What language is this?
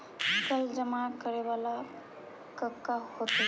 Magahi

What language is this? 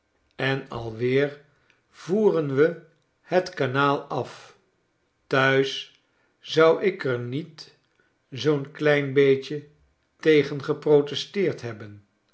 Dutch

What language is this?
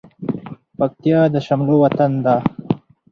Pashto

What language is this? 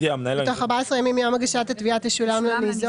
Hebrew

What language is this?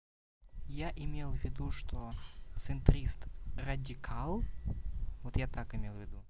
Russian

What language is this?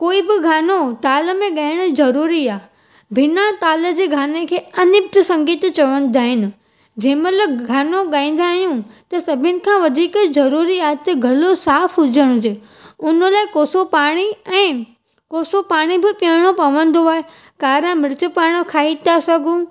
Sindhi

